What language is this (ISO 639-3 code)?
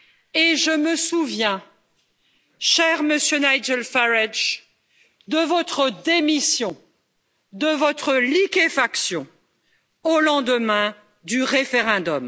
fra